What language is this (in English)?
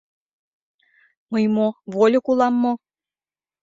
Mari